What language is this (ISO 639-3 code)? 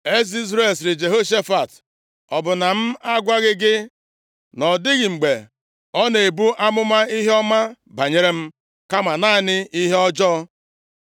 ibo